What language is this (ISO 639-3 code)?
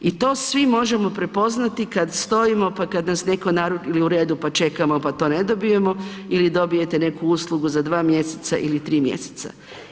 hrv